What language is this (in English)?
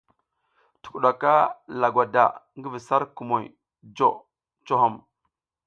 South Giziga